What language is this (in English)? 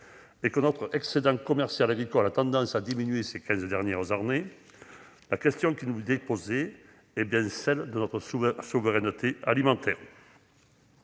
French